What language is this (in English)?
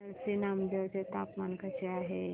Marathi